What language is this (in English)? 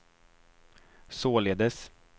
Swedish